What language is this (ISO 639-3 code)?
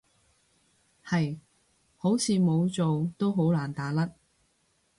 yue